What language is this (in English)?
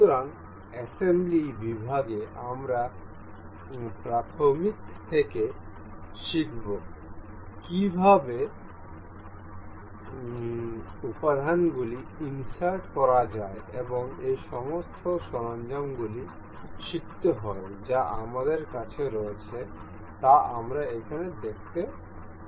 Bangla